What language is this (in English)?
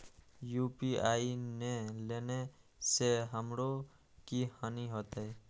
Maithili